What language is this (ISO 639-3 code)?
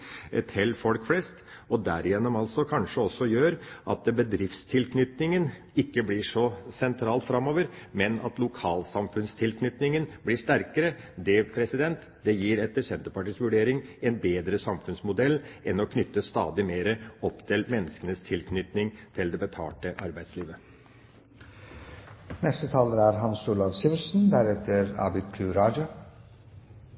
nob